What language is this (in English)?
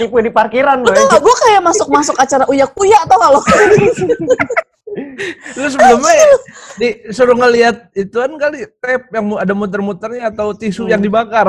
Indonesian